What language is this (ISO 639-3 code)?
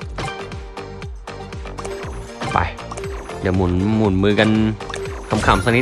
tha